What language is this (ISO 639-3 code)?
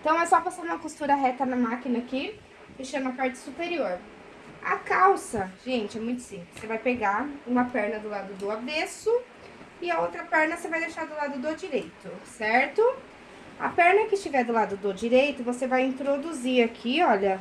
por